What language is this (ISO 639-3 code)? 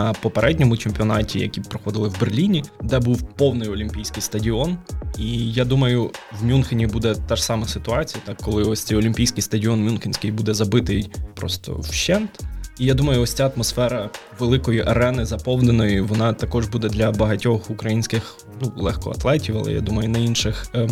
ukr